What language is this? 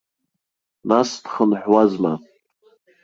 Abkhazian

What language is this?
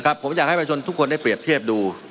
Thai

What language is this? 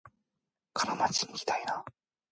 Japanese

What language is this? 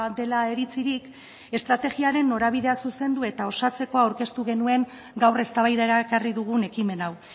Basque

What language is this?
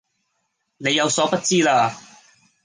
Cantonese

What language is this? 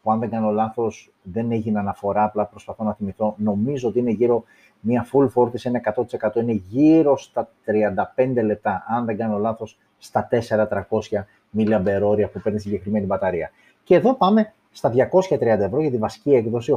Greek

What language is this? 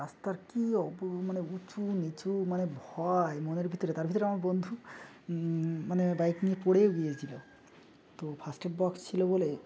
Bangla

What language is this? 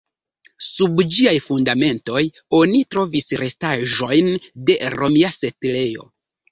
Esperanto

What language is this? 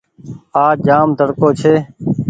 Goaria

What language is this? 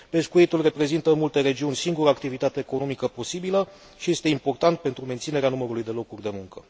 Romanian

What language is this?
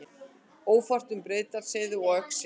Icelandic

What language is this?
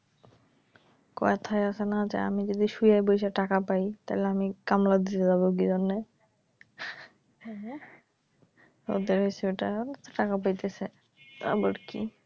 Bangla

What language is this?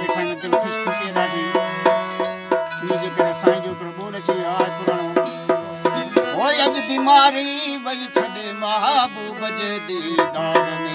Arabic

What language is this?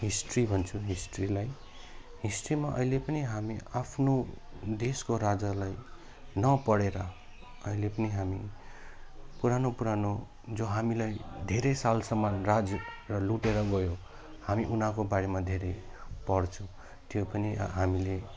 Nepali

